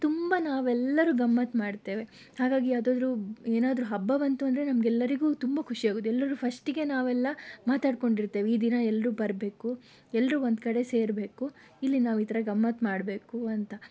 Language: Kannada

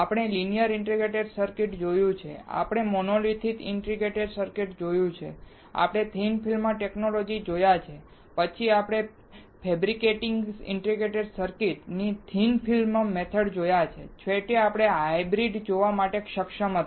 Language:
Gujarati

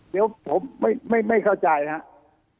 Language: Thai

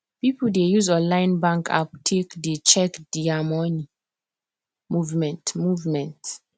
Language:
Nigerian Pidgin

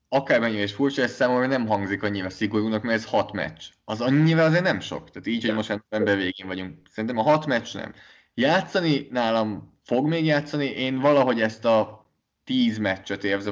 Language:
Hungarian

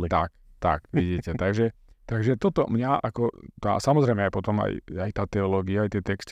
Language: Slovak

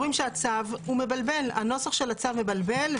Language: Hebrew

